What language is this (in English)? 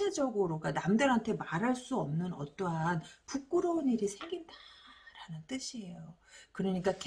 Korean